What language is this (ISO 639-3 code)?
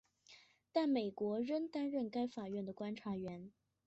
zho